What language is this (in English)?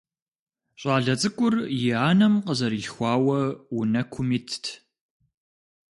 Kabardian